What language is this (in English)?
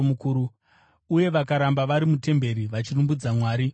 Shona